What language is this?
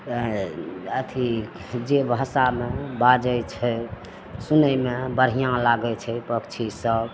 Maithili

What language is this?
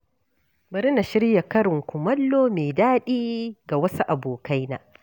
Hausa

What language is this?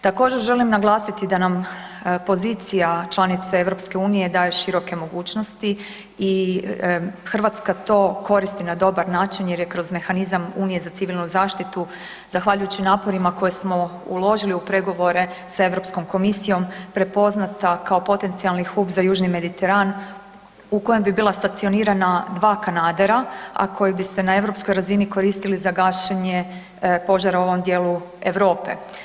Croatian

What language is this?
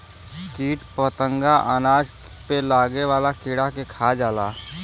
Bhojpuri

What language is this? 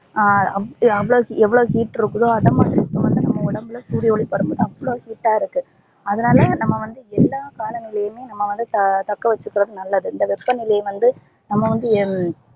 Tamil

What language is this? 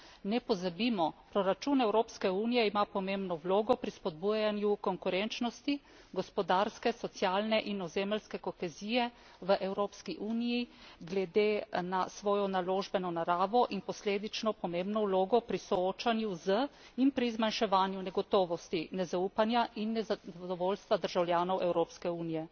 Slovenian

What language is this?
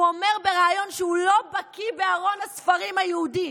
Hebrew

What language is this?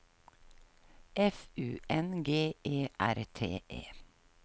Norwegian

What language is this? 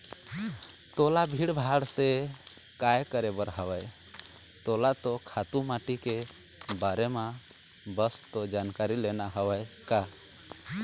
Chhattisgarhi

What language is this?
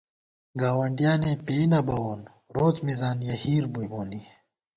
Gawar-Bati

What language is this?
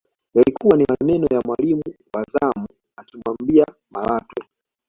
Swahili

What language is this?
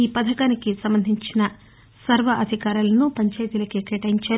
Telugu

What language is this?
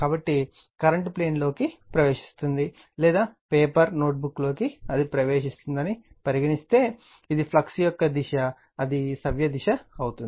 Telugu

